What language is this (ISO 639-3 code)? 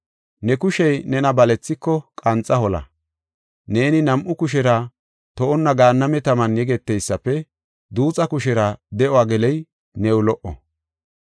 gof